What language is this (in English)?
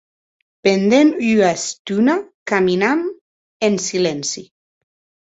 Occitan